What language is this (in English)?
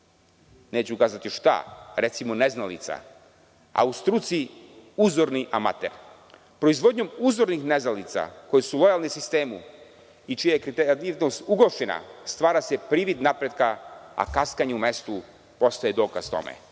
Serbian